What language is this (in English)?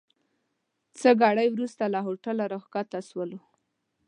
Pashto